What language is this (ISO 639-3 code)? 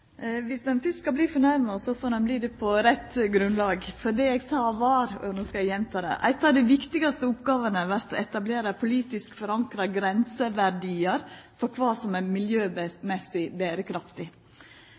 nno